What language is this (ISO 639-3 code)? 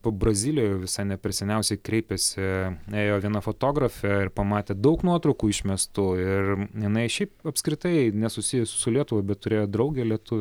lit